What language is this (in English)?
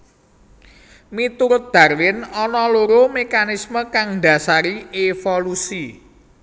Javanese